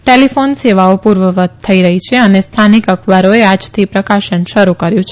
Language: Gujarati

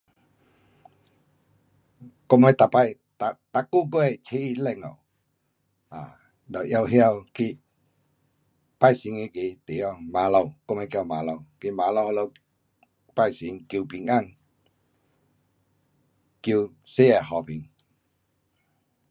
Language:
Pu-Xian Chinese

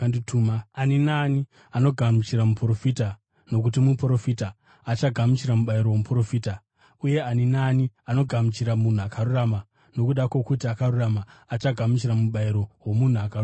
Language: Shona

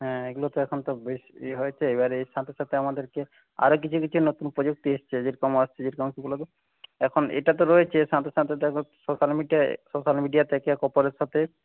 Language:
Bangla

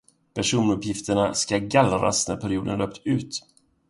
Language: Swedish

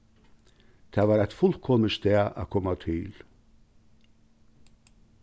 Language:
Faroese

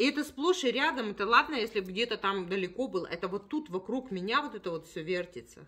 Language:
Russian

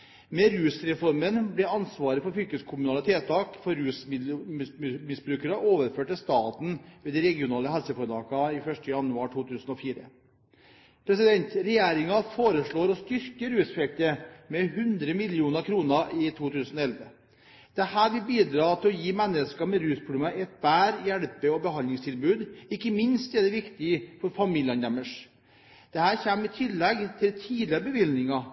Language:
Norwegian Bokmål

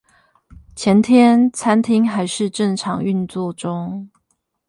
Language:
Chinese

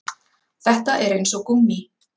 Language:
Icelandic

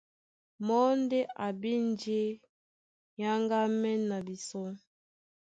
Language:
Duala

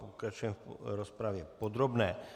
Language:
Czech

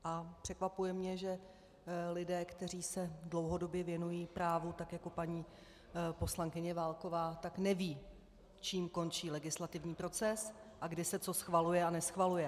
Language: Czech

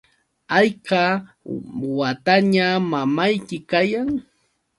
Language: Yauyos Quechua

